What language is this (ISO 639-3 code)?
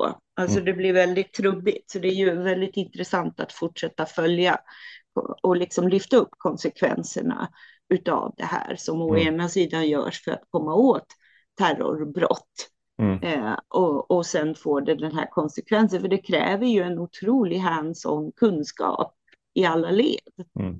swe